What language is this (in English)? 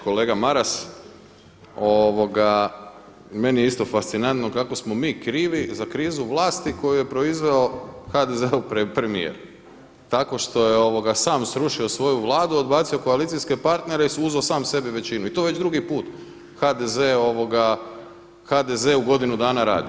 Croatian